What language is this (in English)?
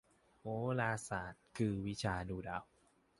Thai